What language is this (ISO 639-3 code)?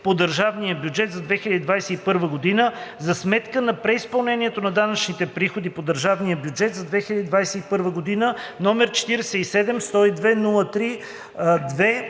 bul